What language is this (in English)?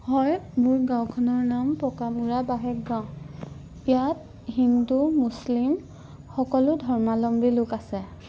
Assamese